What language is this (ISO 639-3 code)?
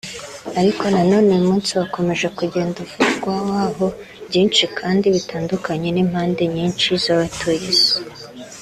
kin